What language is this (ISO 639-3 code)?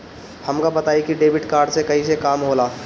bho